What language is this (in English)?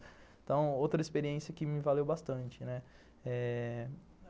Portuguese